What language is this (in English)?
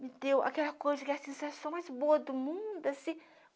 Portuguese